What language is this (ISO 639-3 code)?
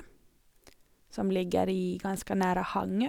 nor